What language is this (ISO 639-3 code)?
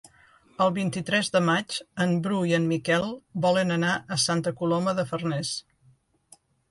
cat